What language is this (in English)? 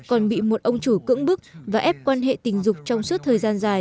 Vietnamese